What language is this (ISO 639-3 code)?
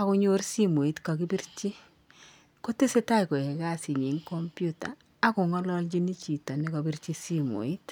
kln